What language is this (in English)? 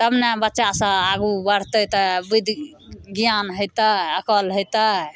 Maithili